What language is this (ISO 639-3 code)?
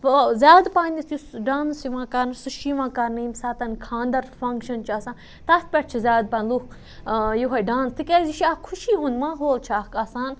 kas